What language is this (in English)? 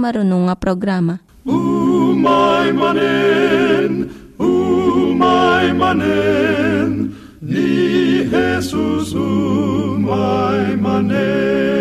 Filipino